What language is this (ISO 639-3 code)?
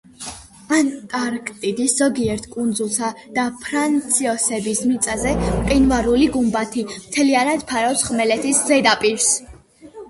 kat